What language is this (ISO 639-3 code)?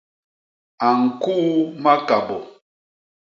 bas